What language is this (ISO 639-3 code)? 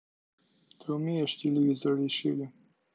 rus